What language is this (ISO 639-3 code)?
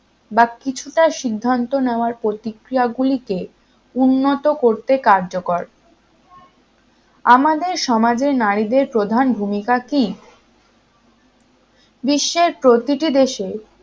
ben